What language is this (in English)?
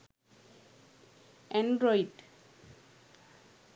Sinhala